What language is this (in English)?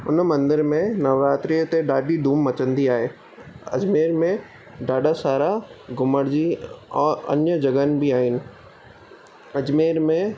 Sindhi